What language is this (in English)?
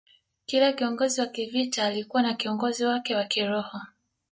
Swahili